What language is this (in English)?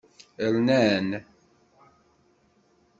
Kabyle